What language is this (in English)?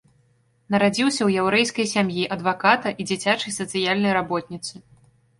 Belarusian